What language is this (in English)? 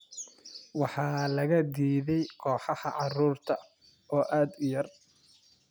Somali